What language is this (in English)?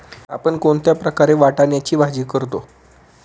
Marathi